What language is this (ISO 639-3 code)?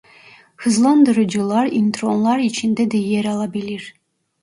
tur